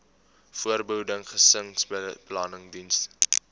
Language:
Afrikaans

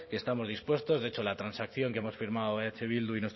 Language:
Spanish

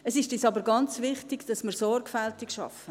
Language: Swiss German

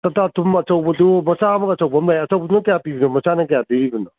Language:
Manipuri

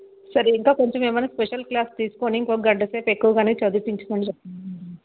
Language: Telugu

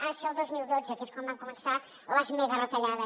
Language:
Catalan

